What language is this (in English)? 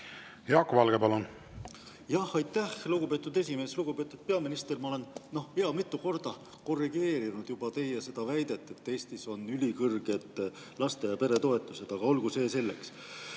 Estonian